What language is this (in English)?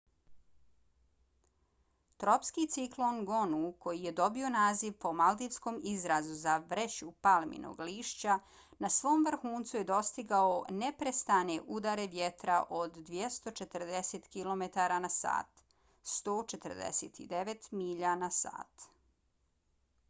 Bosnian